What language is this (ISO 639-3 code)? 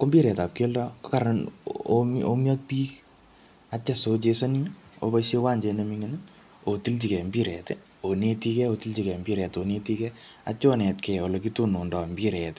kln